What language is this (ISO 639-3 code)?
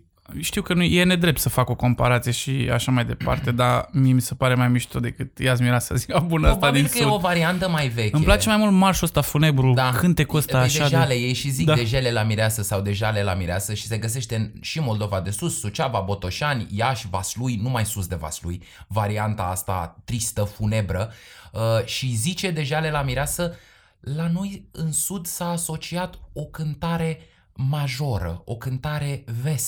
ron